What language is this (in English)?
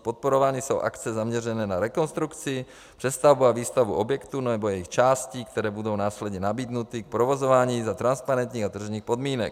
Czech